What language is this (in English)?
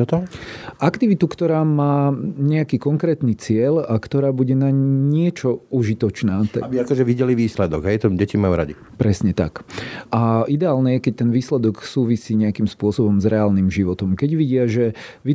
Slovak